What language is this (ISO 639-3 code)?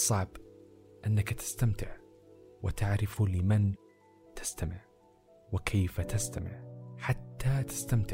ara